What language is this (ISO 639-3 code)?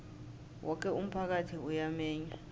nbl